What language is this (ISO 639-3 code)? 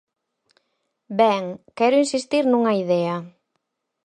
glg